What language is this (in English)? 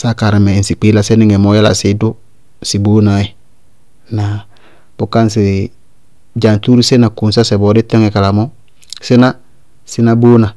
Bago-Kusuntu